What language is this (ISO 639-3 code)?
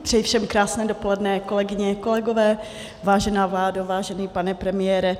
ces